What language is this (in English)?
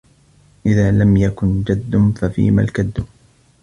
Arabic